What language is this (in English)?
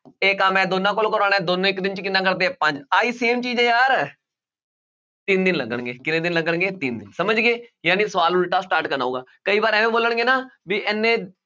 Punjabi